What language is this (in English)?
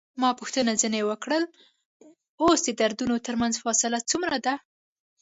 Pashto